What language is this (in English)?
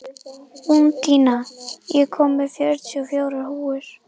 Icelandic